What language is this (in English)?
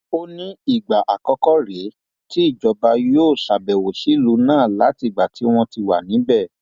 Yoruba